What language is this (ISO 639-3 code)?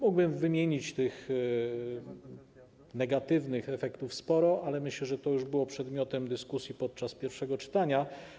pol